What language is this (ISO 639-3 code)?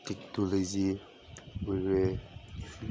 mni